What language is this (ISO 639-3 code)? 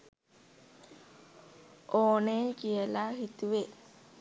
sin